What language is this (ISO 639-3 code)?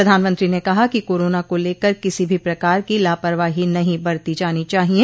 hin